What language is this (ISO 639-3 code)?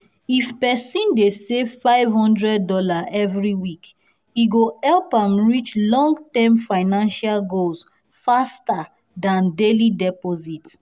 pcm